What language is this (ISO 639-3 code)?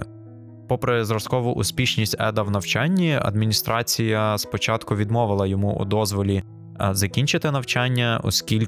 ukr